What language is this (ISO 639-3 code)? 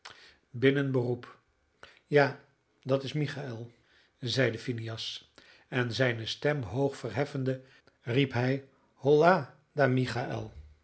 nld